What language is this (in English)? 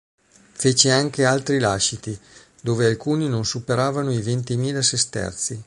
Italian